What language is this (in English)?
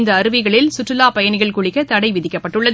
Tamil